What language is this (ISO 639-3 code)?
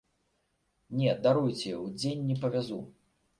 bel